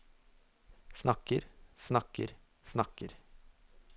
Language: Norwegian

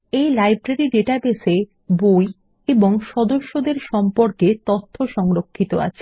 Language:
Bangla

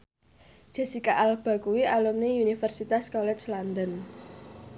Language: Javanese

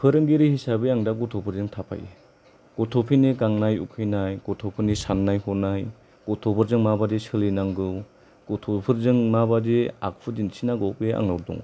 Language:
Bodo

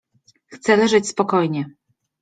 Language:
Polish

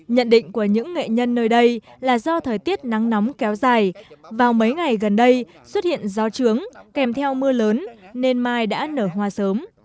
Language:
Vietnamese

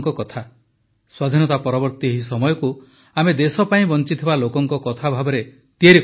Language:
Odia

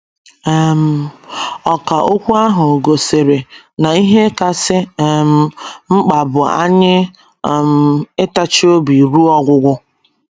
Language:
Igbo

